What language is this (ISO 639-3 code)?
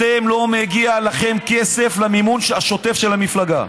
heb